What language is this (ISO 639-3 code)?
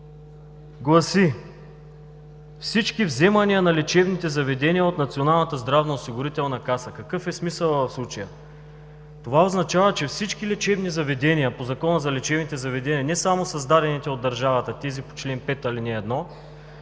bul